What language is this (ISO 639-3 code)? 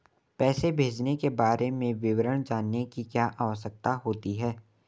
hin